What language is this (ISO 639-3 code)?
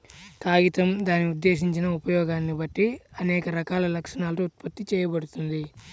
tel